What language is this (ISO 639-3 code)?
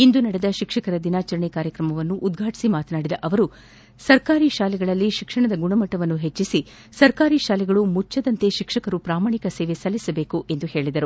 kan